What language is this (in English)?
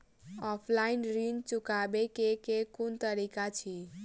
Maithili